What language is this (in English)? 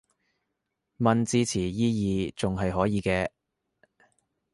Cantonese